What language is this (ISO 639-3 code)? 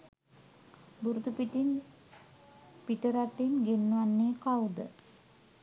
sin